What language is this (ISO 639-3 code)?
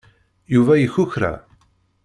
kab